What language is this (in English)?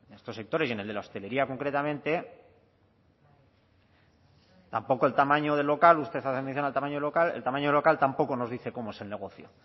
Spanish